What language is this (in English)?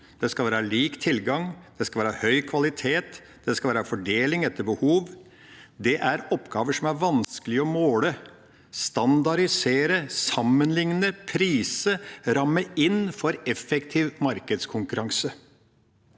Norwegian